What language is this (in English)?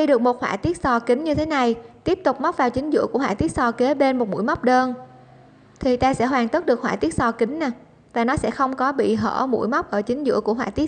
Vietnamese